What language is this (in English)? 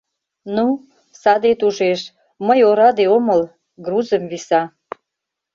Mari